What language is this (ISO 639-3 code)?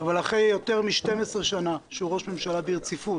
heb